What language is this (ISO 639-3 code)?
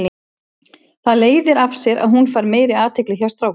isl